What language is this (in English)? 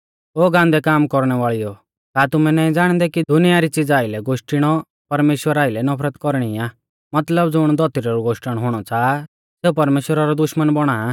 Mahasu Pahari